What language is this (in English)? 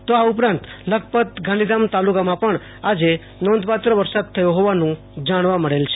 Gujarati